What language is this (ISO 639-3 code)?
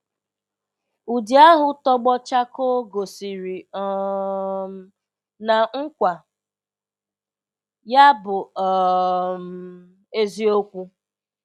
ibo